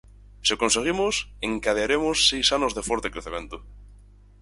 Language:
Galician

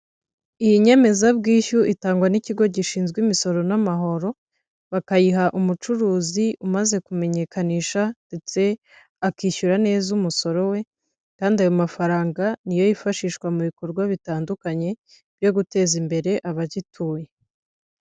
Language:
Kinyarwanda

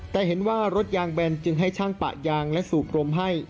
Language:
Thai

